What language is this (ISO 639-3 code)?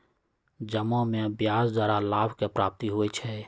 mag